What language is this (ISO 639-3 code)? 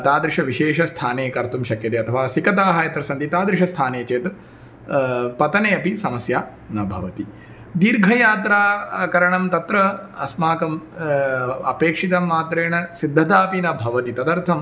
san